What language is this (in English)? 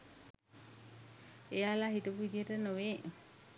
Sinhala